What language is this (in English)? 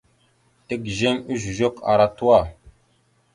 Mada (Cameroon)